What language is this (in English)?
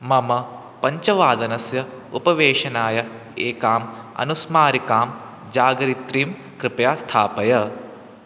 Sanskrit